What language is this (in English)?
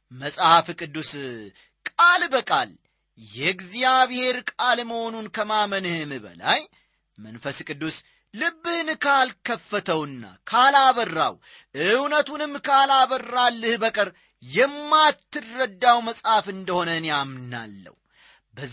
Amharic